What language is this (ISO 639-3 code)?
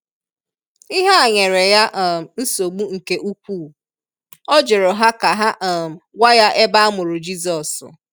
ibo